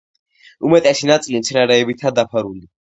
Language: Georgian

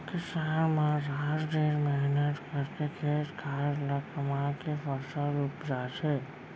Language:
Chhattisgarhi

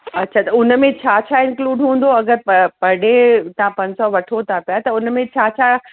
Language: Sindhi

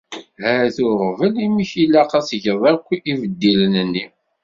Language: Kabyle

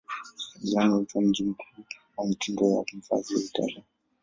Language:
Swahili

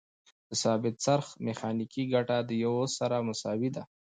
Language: Pashto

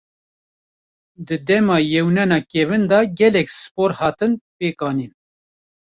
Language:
Kurdish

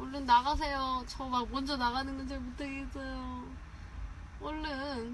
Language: Korean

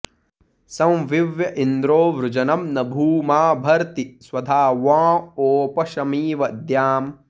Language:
Sanskrit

